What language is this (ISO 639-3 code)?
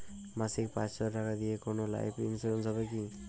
ben